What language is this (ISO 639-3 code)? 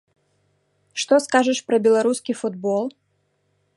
bel